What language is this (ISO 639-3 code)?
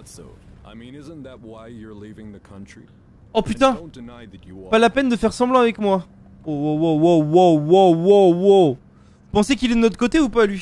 fra